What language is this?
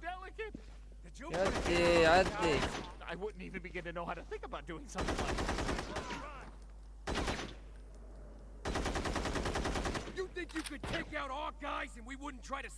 Arabic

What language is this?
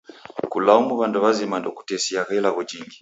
Taita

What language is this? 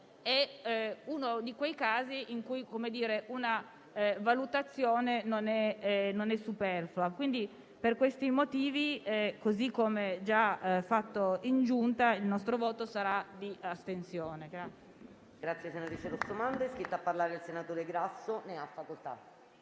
Italian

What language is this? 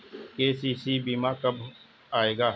Hindi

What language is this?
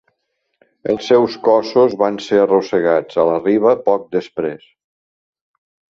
Catalan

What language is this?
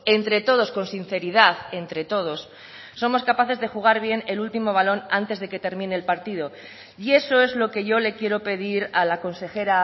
Spanish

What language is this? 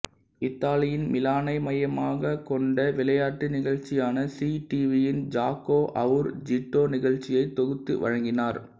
Tamil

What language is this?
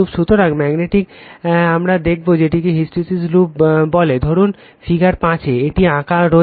Bangla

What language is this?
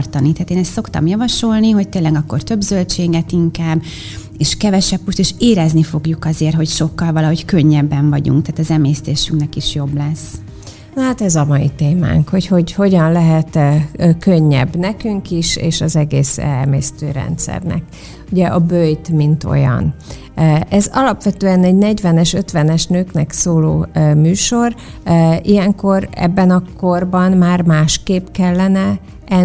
Hungarian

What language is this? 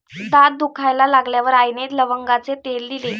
Marathi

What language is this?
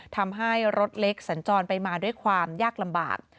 Thai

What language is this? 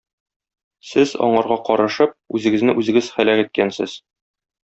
Tatar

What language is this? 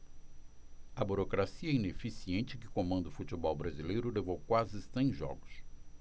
Portuguese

